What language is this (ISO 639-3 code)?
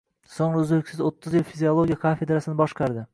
uzb